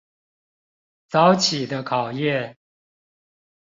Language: Chinese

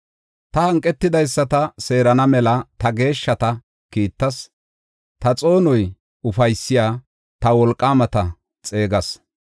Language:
Gofa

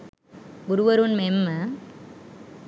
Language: Sinhala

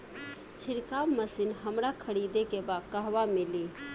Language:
Bhojpuri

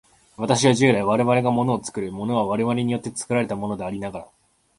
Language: Japanese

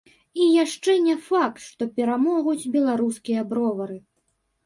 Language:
Belarusian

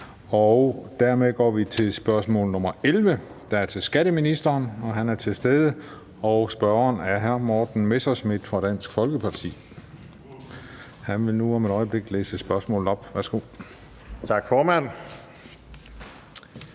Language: Danish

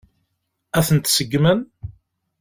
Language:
Kabyle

